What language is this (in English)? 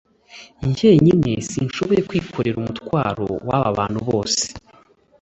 Kinyarwanda